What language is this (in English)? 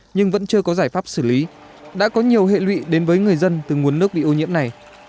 Vietnamese